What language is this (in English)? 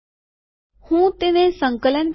Gujarati